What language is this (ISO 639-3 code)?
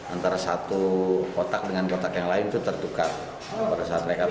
ind